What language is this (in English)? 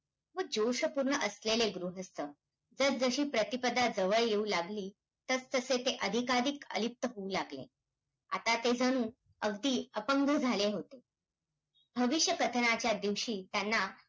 Marathi